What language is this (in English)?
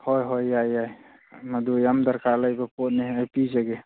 Manipuri